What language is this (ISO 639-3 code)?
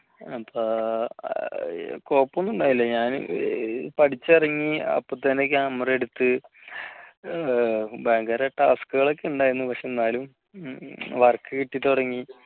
mal